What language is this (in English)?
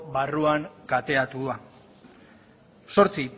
Basque